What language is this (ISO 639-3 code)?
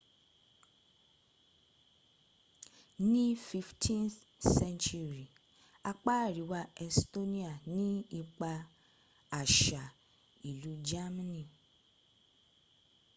yor